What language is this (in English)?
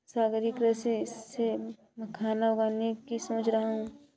Hindi